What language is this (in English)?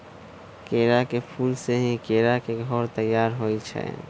Magahi